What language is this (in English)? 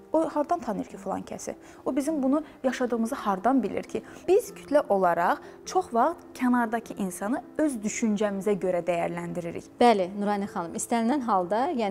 Turkish